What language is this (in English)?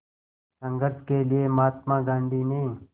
Hindi